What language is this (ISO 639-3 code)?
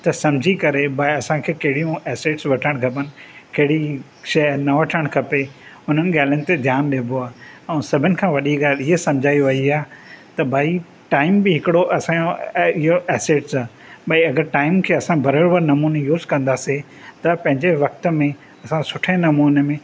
snd